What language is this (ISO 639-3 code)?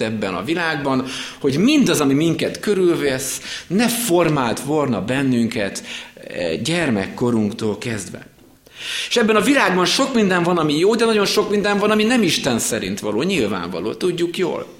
hun